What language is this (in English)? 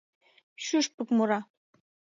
Mari